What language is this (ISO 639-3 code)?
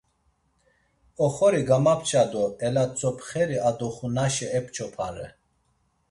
lzz